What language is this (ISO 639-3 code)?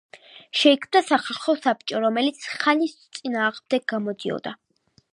kat